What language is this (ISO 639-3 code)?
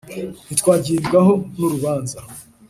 kin